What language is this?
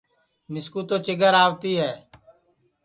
Sansi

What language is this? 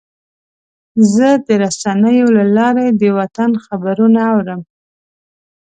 Pashto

